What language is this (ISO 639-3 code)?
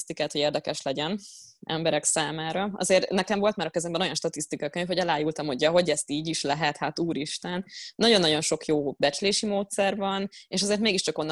hun